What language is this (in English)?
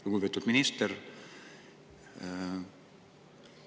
Estonian